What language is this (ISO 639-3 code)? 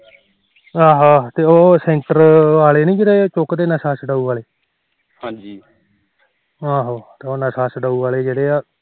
pan